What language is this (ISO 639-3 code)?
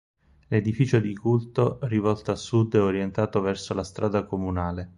ita